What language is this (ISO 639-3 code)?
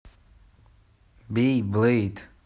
rus